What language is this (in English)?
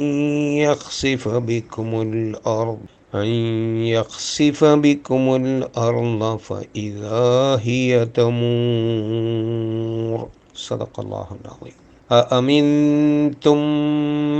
Malayalam